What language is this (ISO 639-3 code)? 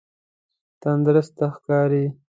pus